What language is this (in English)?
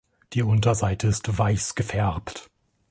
German